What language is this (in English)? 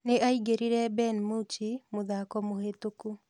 Kikuyu